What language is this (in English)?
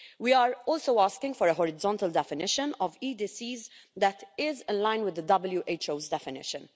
English